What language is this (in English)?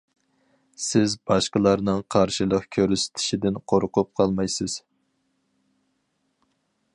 Uyghur